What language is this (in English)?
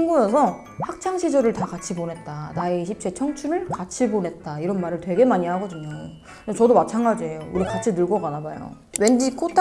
Korean